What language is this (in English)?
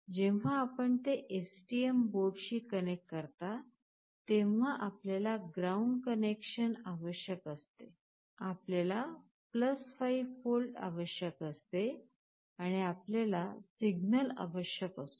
Marathi